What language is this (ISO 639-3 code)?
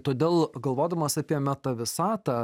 lit